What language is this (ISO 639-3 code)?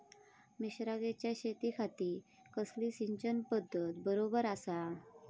mar